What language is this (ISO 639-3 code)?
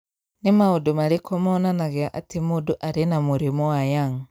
kik